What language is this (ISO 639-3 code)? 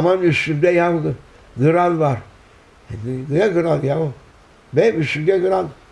tur